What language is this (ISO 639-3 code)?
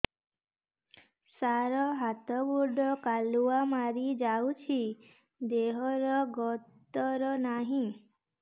ori